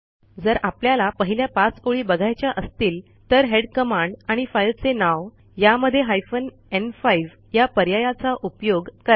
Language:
Marathi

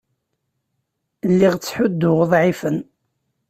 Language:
Kabyle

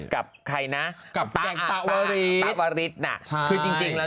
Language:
Thai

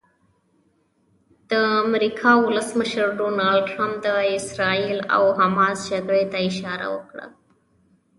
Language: Pashto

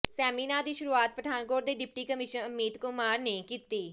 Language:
Punjabi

